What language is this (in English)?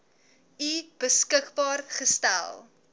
Afrikaans